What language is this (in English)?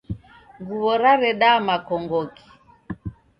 Taita